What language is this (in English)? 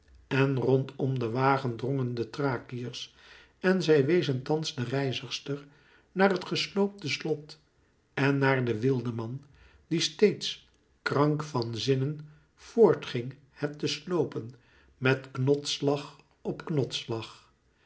Dutch